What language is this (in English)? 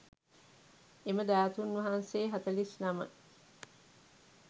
Sinhala